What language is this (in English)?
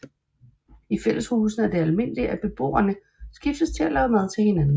Danish